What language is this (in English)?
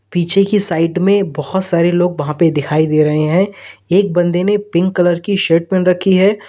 Hindi